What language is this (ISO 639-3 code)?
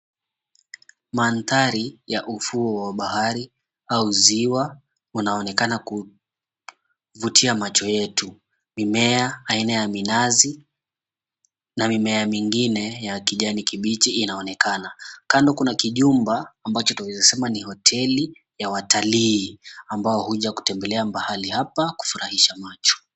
swa